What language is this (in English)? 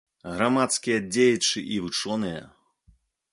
Belarusian